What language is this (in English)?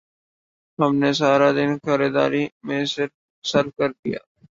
Urdu